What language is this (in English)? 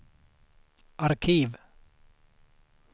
Swedish